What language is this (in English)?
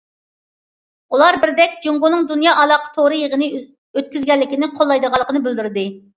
Uyghur